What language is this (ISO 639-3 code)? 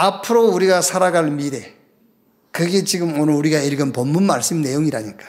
kor